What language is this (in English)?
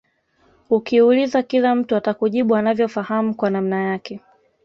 Swahili